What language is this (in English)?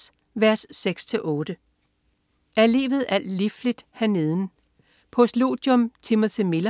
Danish